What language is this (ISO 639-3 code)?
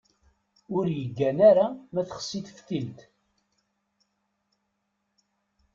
kab